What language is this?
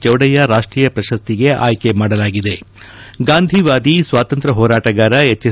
Kannada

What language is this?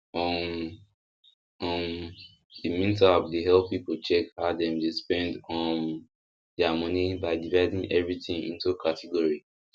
Nigerian Pidgin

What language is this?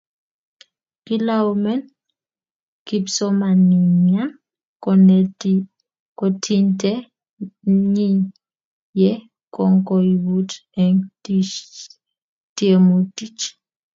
Kalenjin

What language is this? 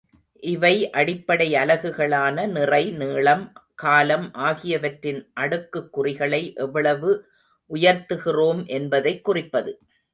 Tamil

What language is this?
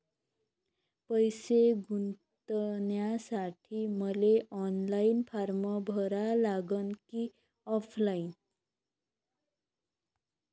Marathi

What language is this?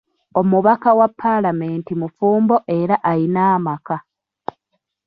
Ganda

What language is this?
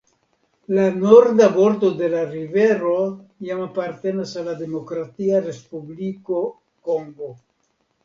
Esperanto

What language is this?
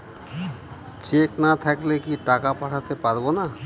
Bangla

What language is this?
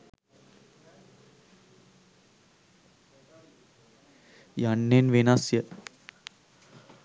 Sinhala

